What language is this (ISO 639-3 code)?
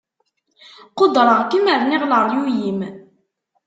kab